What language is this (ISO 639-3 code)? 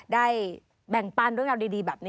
tha